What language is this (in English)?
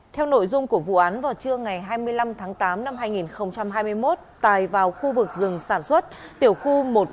Vietnamese